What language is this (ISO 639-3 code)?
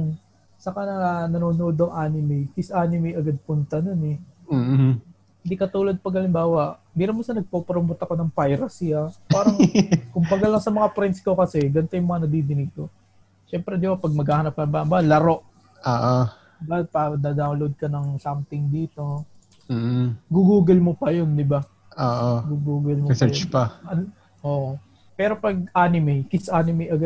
fil